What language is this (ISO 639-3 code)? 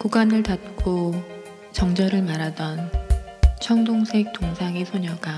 kor